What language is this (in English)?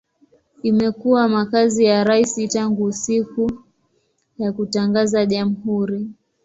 Swahili